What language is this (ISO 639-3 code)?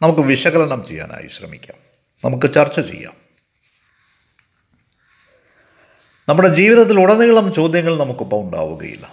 mal